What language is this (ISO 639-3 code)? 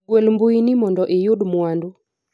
luo